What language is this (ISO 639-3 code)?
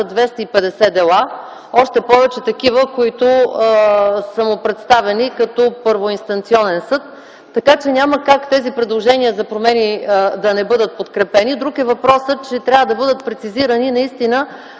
bul